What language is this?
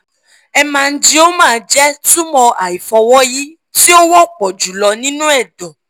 Yoruba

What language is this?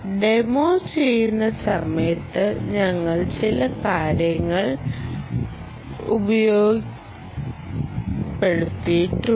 Malayalam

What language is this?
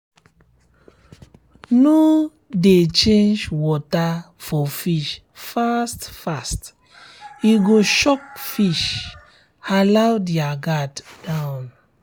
Nigerian Pidgin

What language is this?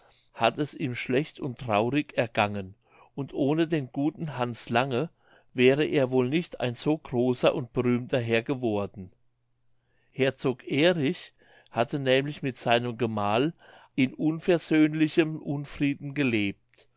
German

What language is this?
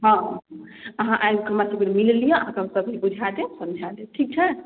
Maithili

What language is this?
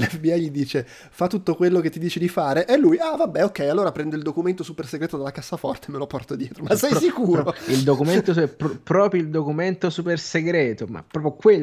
Italian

